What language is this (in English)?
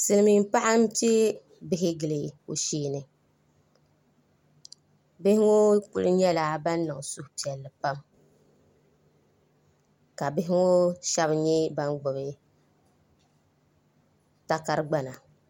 Dagbani